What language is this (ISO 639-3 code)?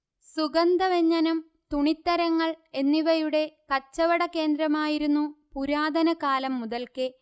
mal